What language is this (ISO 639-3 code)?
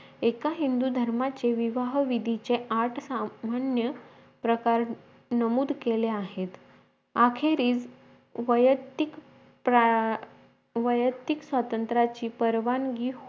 mar